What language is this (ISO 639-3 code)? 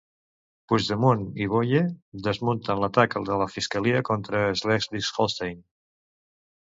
cat